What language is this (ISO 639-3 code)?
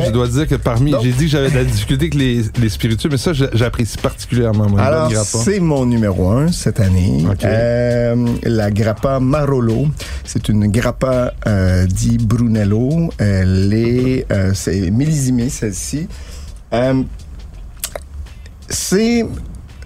fra